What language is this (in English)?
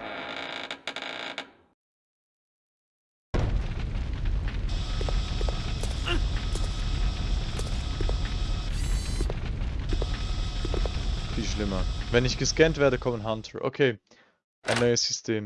German